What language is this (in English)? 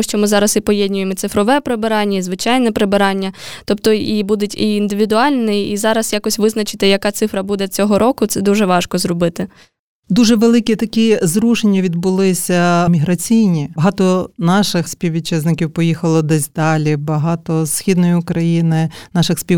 Ukrainian